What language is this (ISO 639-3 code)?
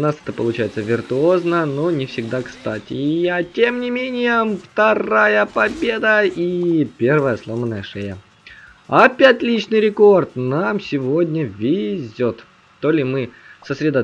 rus